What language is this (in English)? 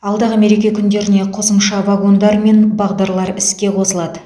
Kazakh